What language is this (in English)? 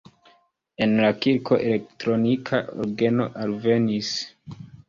Esperanto